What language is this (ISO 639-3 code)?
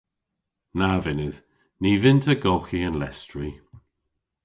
cor